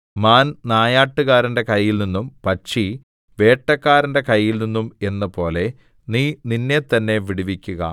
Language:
Malayalam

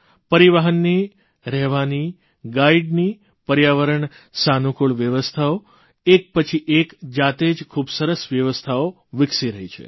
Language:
Gujarati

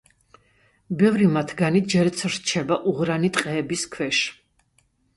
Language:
Georgian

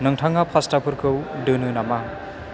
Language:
Bodo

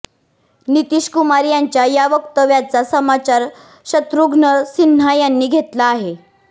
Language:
Marathi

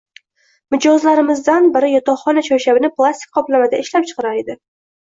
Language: Uzbek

